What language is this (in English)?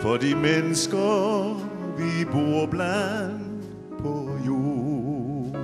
Danish